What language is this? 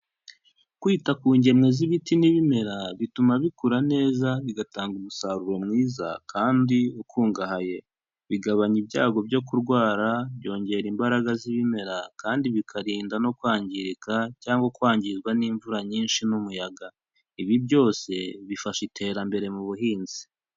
Kinyarwanda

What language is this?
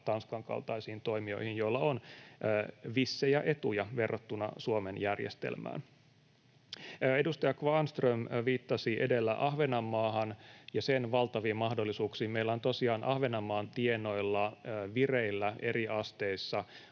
Finnish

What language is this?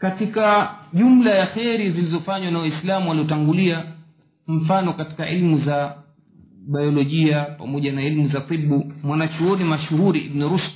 Swahili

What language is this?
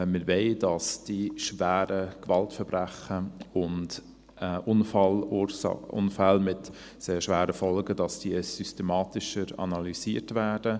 Swiss German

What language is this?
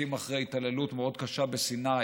Hebrew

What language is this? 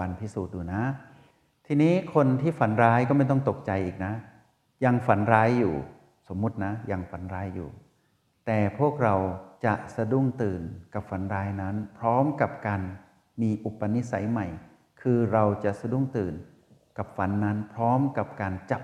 Thai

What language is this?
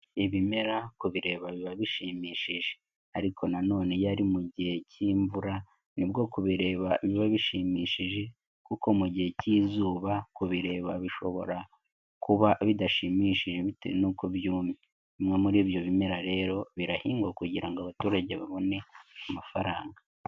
Kinyarwanda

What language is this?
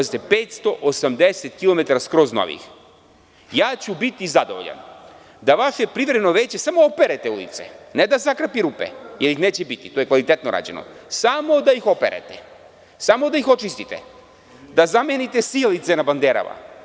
Serbian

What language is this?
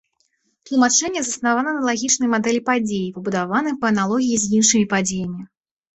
Belarusian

